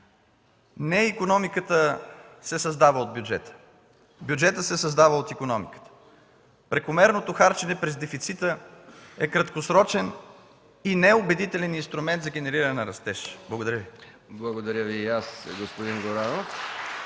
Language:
Bulgarian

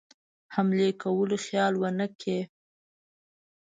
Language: Pashto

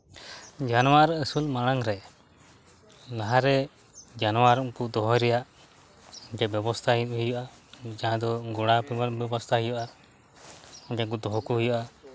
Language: Santali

